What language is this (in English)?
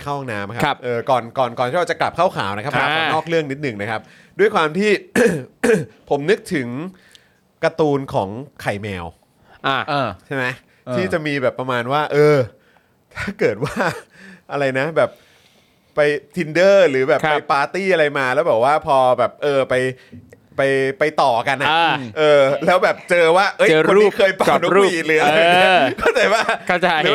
Thai